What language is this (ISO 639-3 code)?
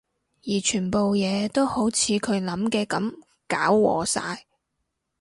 yue